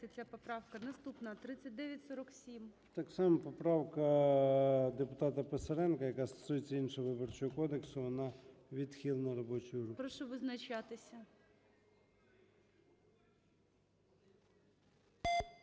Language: Ukrainian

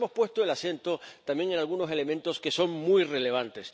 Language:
Spanish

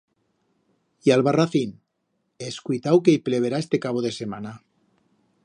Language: Aragonese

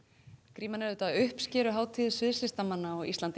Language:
Icelandic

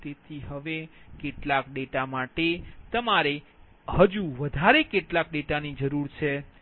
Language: Gujarati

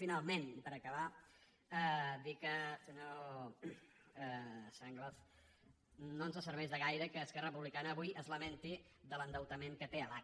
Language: Catalan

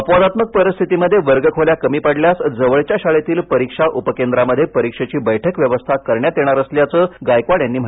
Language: Marathi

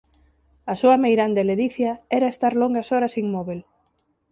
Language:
Galician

